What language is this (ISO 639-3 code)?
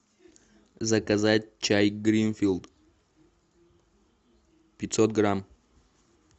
rus